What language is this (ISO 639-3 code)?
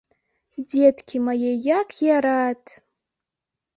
bel